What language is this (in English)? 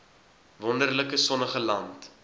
Afrikaans